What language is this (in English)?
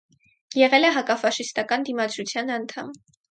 Armenian